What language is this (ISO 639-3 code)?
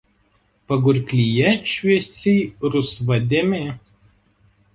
lit